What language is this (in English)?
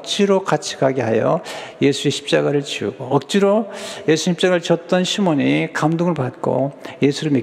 Korean